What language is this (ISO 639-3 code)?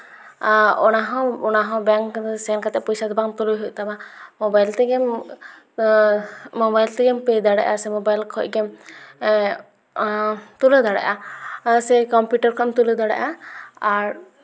sat